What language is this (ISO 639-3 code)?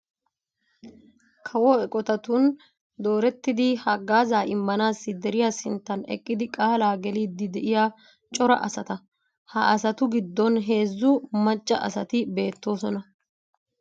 wal